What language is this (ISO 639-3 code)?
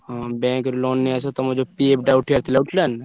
ori